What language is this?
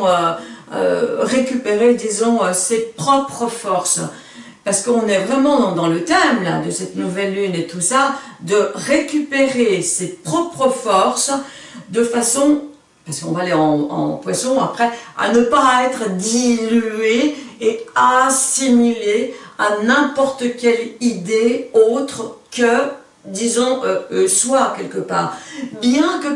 French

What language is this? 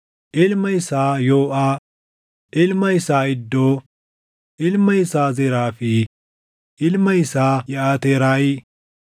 Oromo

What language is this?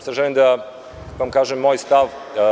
Serbian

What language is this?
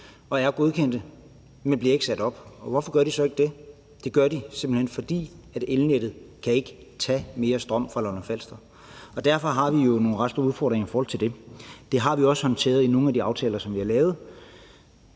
Danish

